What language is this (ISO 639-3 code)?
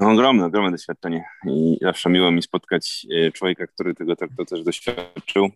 pol